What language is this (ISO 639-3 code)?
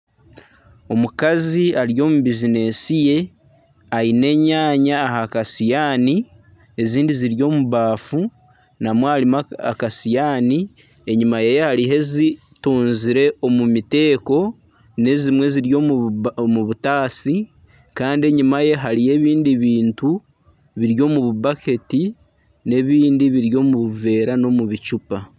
nyn